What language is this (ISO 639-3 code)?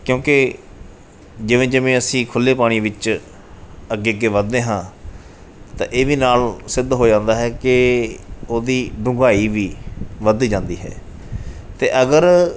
pan